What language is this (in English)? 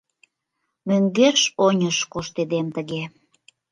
Mari